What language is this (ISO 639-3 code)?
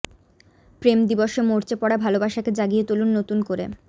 ben